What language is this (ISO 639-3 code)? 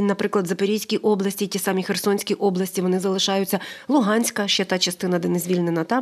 ukr